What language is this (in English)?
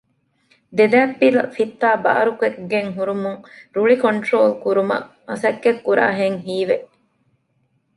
Divehi